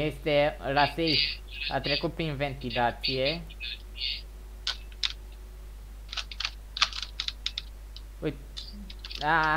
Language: Romanian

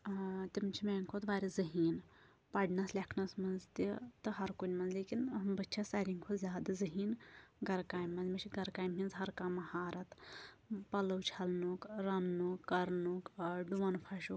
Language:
Kashmiri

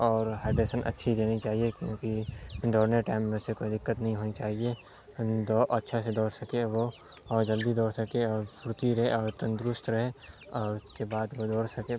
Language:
Urdu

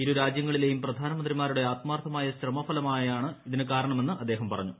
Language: Malayalam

